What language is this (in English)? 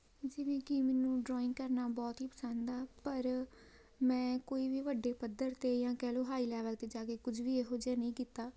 Punjabi